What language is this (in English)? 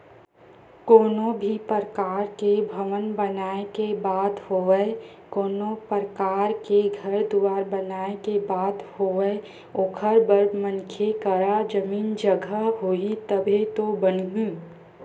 Chhattisgarhi